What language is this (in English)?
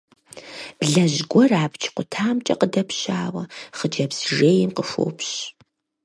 Kabardian